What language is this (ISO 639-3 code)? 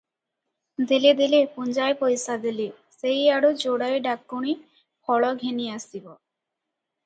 ori